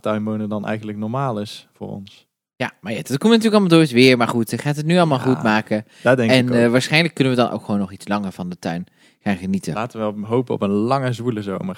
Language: Dutch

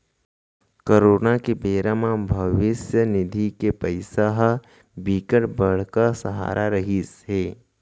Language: Chhattisgarhi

